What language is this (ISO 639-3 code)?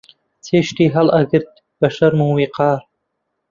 ckb